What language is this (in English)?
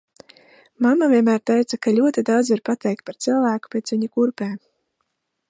Latvian